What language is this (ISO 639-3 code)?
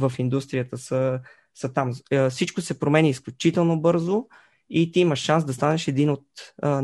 bul